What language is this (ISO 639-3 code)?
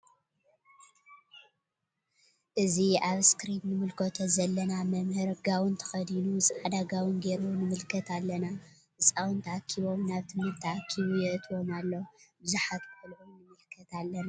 tir